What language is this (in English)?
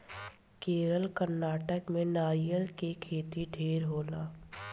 Bhojpuri